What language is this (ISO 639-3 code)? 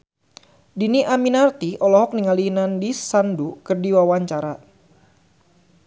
sun